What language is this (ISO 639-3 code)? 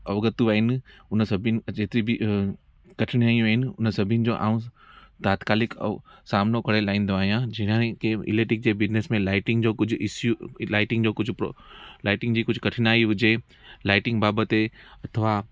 snd